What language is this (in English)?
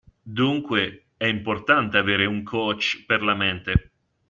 Italian